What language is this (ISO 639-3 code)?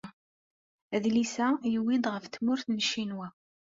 kab